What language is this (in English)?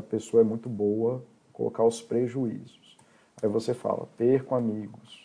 Portuguese